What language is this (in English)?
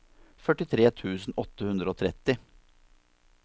Norwegian